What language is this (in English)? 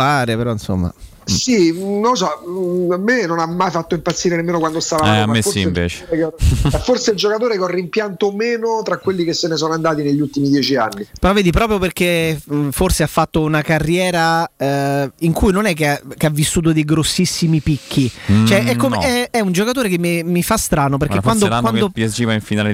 Italian